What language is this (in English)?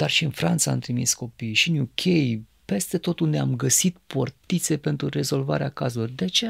Romanian